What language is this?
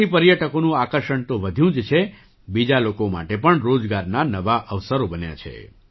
Gujarati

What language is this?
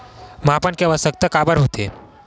Chhattisgarhi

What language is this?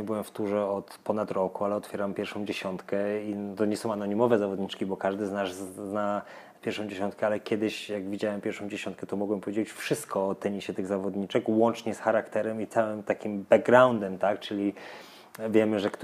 Polish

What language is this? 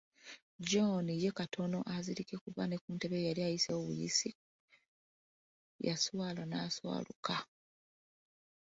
Ganda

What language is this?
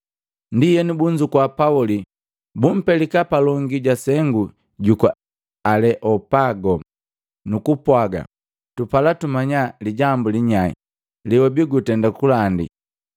Matengo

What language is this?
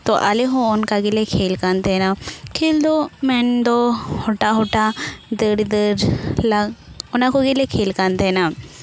Santali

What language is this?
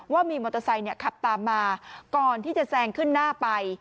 Thai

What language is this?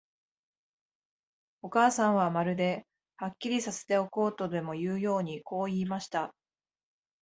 Japanese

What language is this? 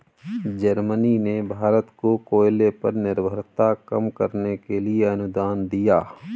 Hindi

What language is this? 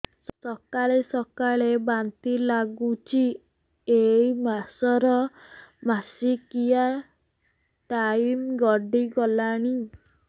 Odia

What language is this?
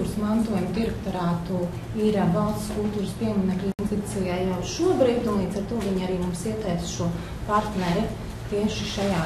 Latvian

